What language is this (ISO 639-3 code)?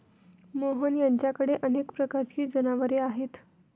mar